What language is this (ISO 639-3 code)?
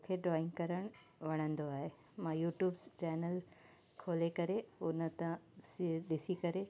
snd